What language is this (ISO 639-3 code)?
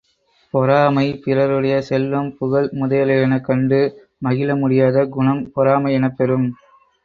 tam